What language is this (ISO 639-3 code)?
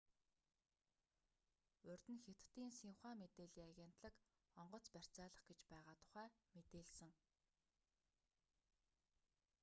mon